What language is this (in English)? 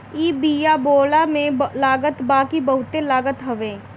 Bhojpuri